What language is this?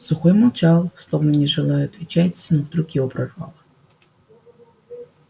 Russian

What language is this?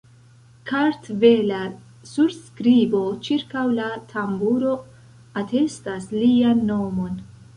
Esperanto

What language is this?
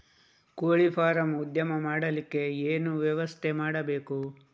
Kannada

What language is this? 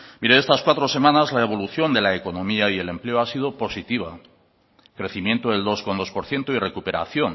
Spanish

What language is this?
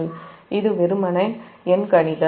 Tamil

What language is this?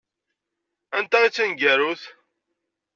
Kabyle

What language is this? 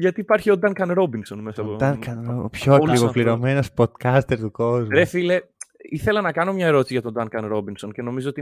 Greek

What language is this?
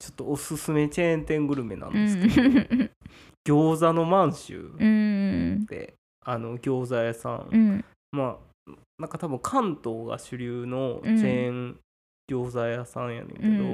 Japanese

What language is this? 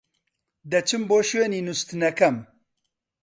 Central Kurdish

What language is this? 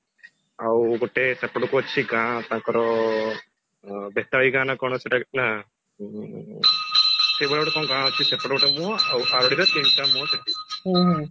Odia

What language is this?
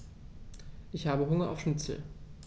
German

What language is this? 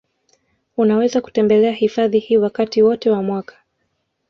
Swahili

